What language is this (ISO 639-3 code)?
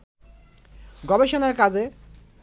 ben